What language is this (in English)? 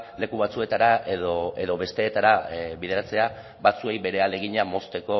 Basque